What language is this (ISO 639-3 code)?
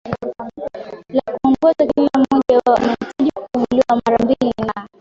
swa